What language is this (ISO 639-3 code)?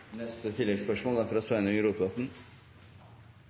nob